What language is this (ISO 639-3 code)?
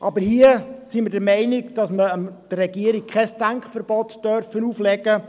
gsw